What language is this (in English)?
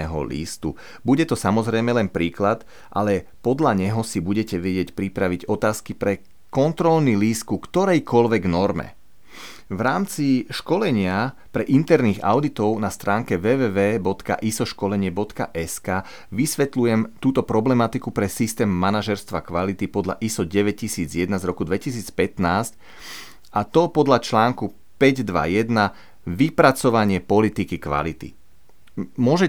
Slovak